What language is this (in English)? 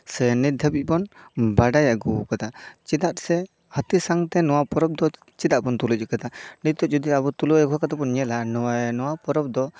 Santali